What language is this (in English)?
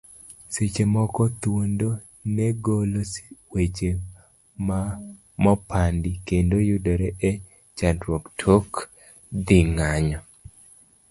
Luo (Kenya and Tanzania)